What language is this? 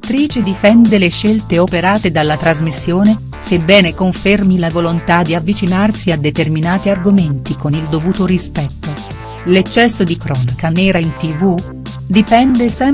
Italian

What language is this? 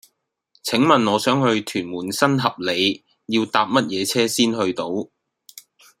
Cantonese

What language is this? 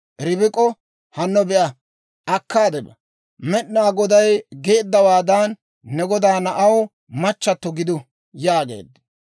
Dawro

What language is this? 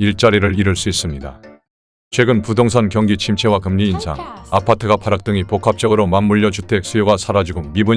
Korean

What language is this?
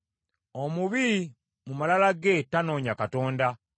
Ganda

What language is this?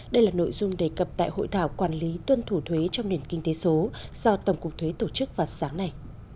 Vietnamese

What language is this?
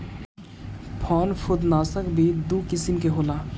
Bhojpuri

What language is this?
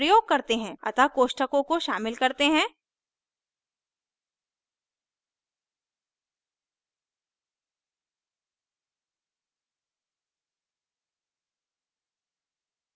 Hindi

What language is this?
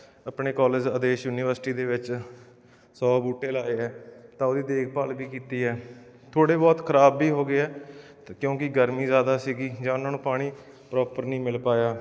Punjabi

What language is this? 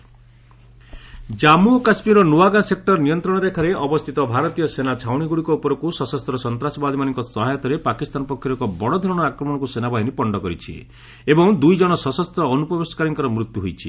Odia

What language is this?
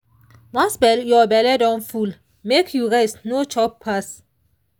Nigerian Pidgin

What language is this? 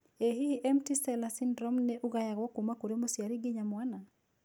Kikuyu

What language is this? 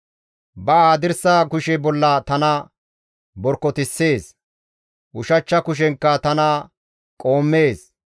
Gamo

